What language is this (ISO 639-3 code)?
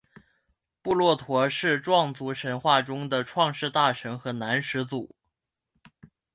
zho